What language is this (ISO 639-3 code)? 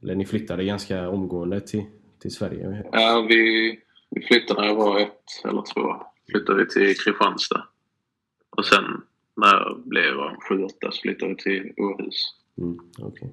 swe